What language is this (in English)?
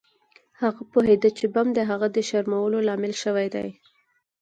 Pashto